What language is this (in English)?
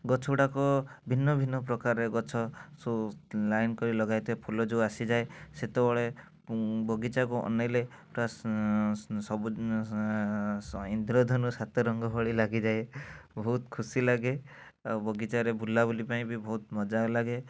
Odia